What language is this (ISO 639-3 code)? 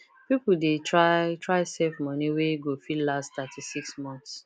pcm